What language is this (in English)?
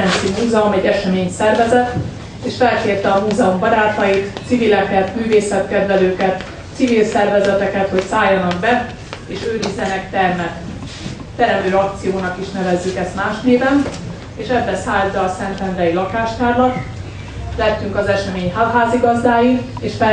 Hungarian